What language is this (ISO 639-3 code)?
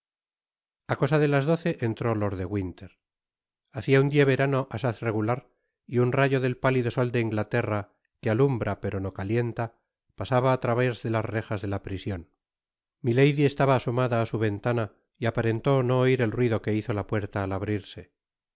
spa